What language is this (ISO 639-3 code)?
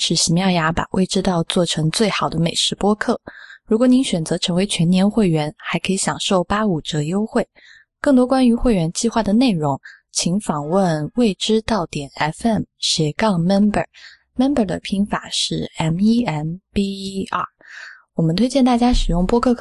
zho